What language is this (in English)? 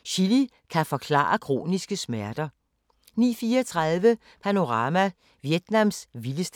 Danish